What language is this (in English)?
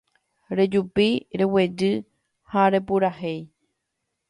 Guarani